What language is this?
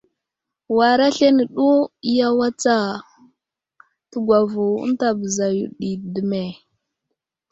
Wuzlam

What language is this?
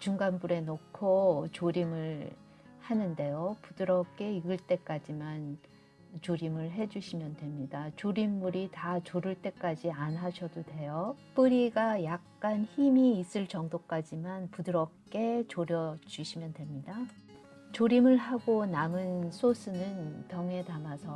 Korean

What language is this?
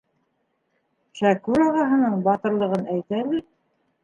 Bashkir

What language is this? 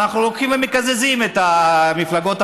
Hebrew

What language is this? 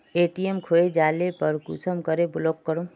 Magahi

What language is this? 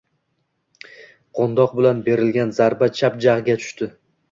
Uzbek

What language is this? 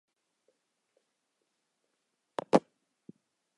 Chinese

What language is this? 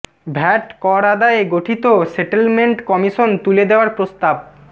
Bangla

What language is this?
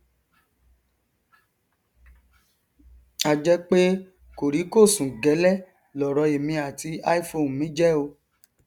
Yoruba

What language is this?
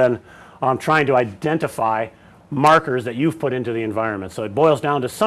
English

